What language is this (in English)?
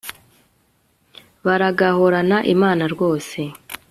Kinyarwanda